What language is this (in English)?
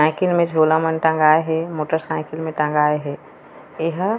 Chhattisgarhi